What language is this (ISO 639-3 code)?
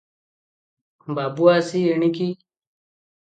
ori